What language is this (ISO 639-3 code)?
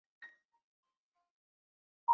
zho